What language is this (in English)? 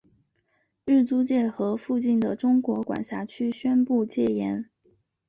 Chinese